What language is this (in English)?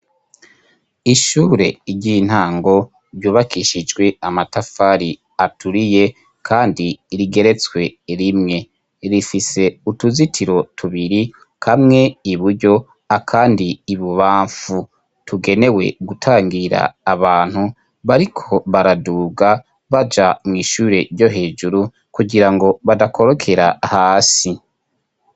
Rundi